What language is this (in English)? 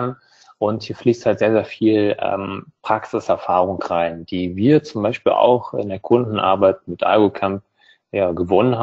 German